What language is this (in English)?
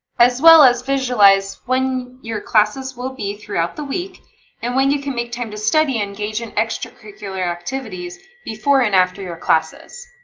English